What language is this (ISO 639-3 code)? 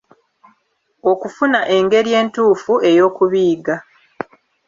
lug